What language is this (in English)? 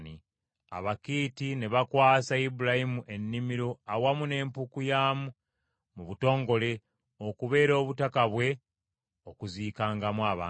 Ganda